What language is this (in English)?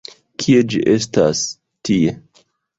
Esperanto